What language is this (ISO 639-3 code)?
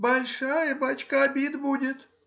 rus